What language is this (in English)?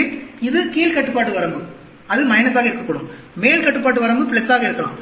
Tamil